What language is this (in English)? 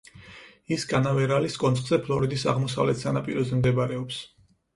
Georgian